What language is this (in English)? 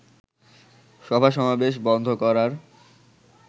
Bangla